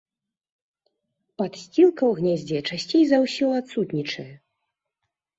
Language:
Belarusian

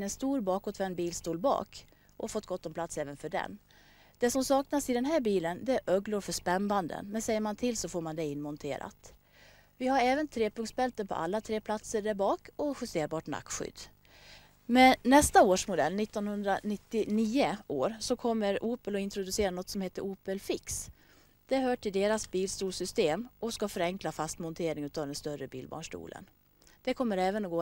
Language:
Swedish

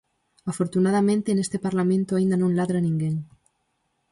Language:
Galician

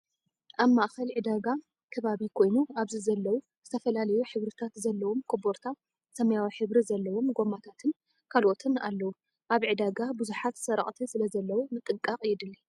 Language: Tigrinya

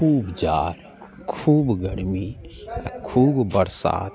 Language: Maithili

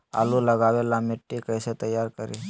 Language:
Magahi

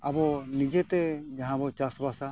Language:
Santali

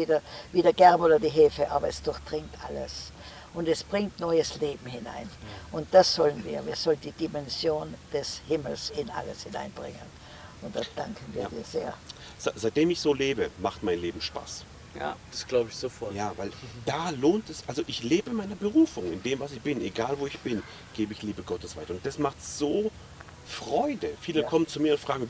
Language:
German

